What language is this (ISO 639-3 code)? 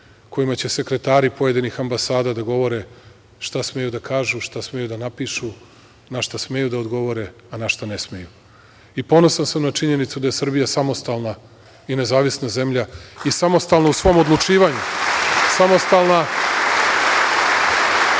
srp